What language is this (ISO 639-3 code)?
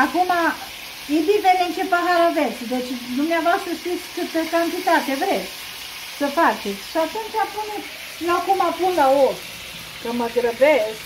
ron